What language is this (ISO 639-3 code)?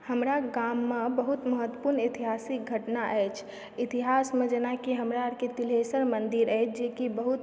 mai